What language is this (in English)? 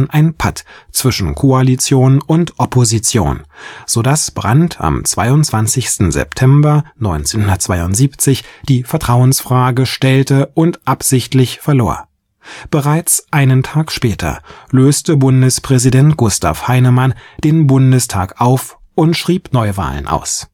German